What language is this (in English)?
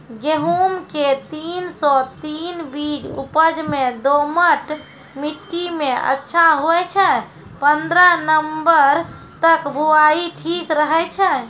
Maithili